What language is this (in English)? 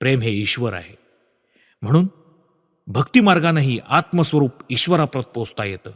Marathi